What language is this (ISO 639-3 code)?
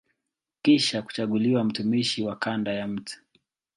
swa